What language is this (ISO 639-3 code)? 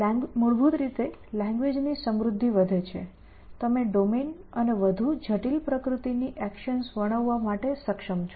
guj